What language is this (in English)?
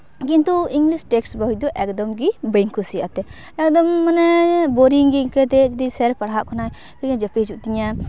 Santali